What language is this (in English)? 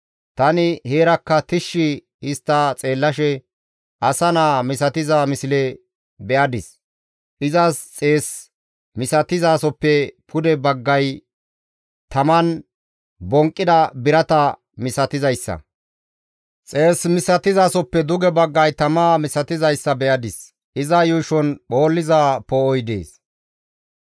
Gamo